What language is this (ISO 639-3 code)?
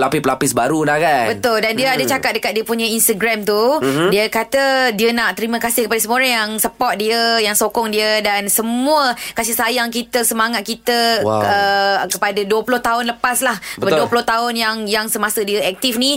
msa